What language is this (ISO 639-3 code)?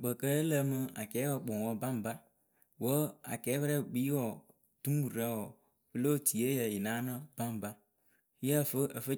keu